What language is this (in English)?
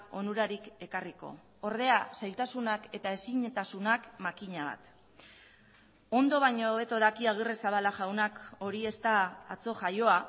Basque